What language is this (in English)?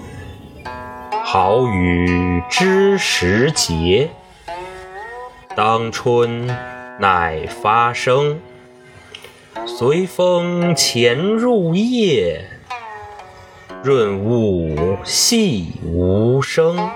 Chinese